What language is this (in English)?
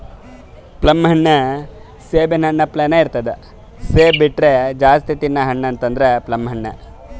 Kannada